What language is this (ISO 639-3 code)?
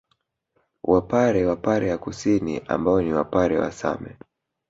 swa